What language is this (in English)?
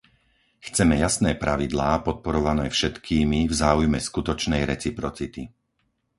Slovak